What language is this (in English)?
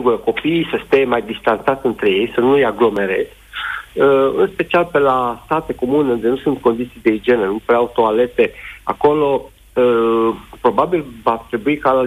Romanian